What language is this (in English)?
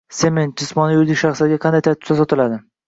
Uzbek